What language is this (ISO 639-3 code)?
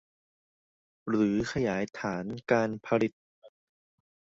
tha